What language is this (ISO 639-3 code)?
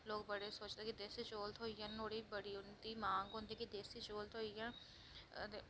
doi